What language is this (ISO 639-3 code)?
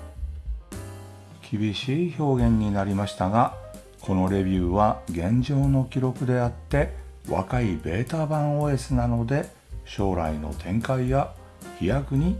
jpn